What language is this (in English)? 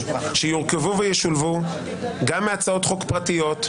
Hebrew